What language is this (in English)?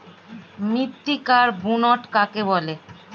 Bangla